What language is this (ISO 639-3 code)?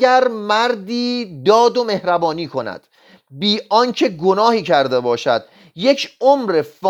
fas